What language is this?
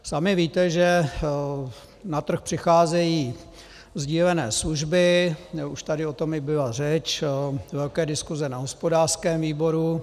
Czech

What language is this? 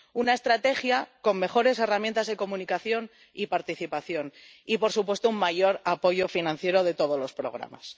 Spanish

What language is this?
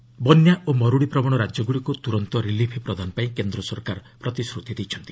Odia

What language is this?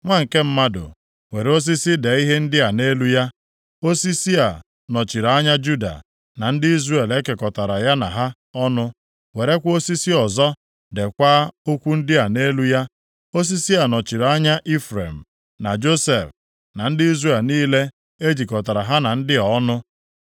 Igbo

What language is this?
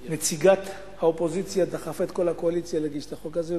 Hebrew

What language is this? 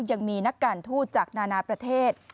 Thai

